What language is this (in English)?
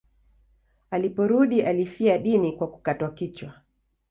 Swahili